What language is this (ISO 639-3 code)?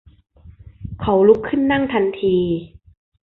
tha